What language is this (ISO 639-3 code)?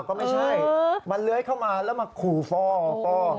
tha